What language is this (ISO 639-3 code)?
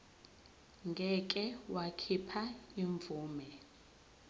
zul